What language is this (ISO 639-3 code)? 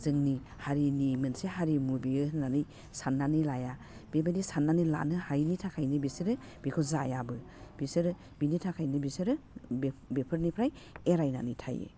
brx